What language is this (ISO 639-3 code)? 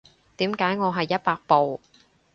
yue